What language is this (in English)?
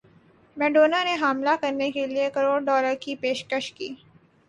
Urdu